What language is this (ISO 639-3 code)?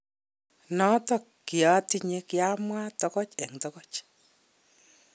kln